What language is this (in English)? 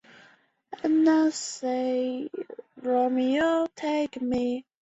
Chinese